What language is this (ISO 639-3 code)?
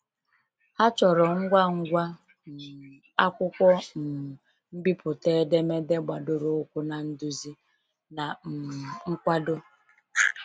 ibo